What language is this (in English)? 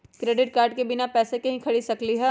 Magahi